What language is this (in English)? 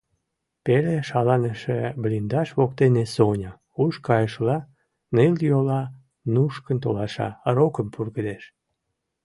Mari